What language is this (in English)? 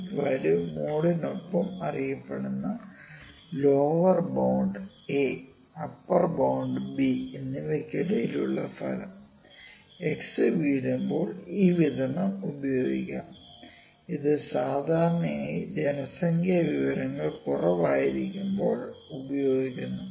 Malayalam